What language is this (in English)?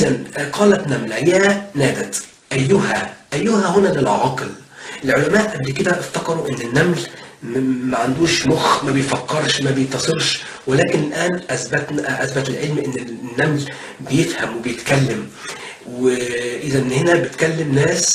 Arabic